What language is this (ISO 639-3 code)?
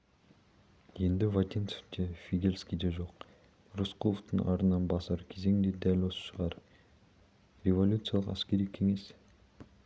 kaz